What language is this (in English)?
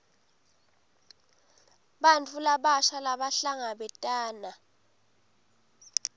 Swati